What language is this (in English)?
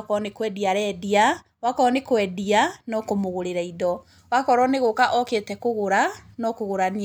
Kikuyu